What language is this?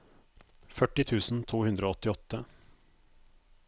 Norwegian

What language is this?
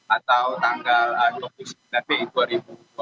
Indonesian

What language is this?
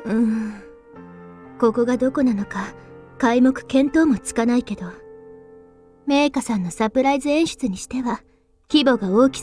Japanese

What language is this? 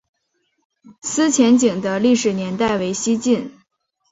Chinese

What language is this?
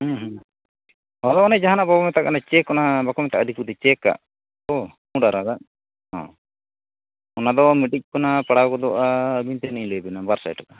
Santali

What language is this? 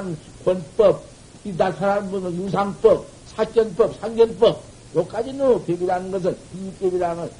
Korean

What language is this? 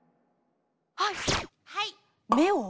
Japanese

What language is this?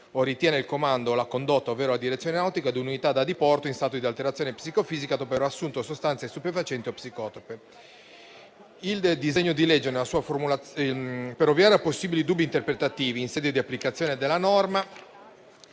Italian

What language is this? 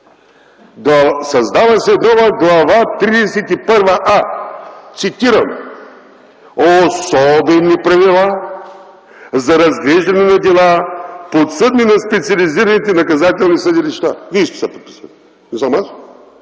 Bulgarian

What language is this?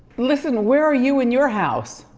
English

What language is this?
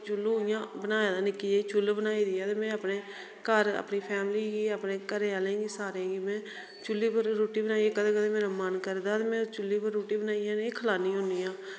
Dogri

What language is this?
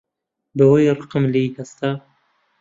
Central Kurdish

